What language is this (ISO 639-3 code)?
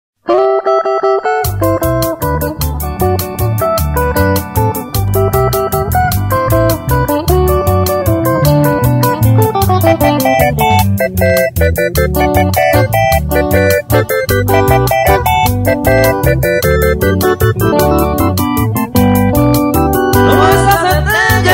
spa